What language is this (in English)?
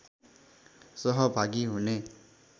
Nepali